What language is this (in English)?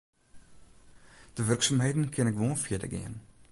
Western Frisian